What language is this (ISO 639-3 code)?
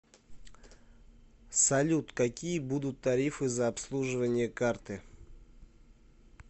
rus